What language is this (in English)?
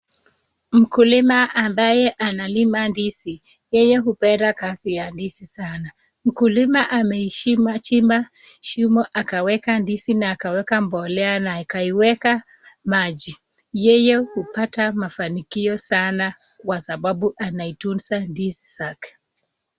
Swahili